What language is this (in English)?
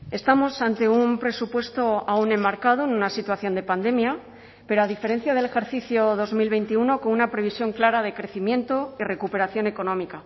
Spanish